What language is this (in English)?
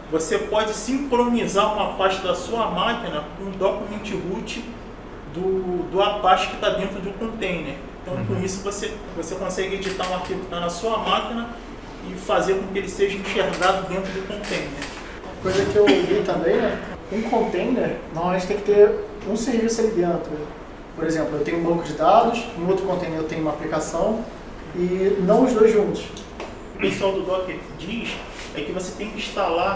Portuguese